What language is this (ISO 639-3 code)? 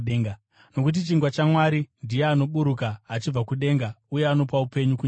sna